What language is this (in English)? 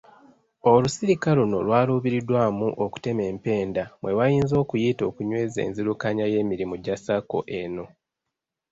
Ganda